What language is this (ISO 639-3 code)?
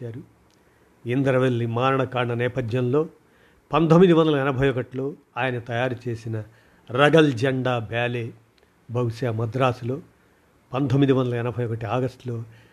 tel